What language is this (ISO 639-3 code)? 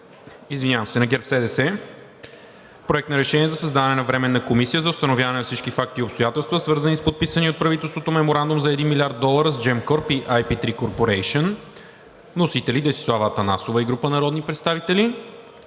bul